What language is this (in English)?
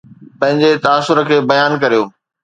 Sindhi